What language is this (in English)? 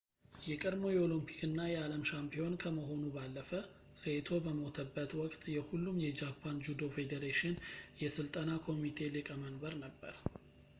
Amharic